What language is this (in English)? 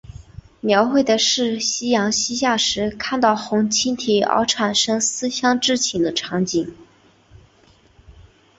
Chinese